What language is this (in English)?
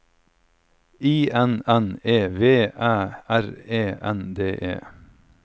Norwegian